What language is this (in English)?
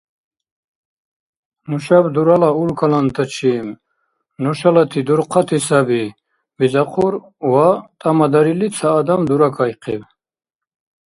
Dargwa